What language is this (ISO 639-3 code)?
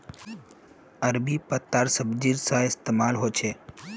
mag